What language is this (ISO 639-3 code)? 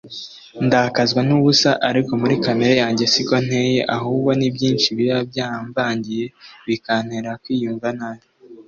kin